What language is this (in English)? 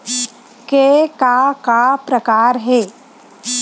Chhattisgarhi